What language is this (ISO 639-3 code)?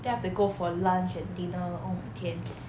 eng